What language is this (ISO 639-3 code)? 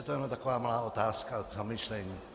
ces